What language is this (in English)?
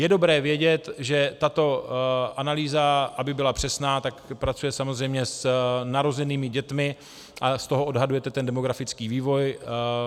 Czech